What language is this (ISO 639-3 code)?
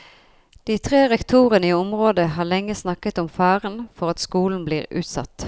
nor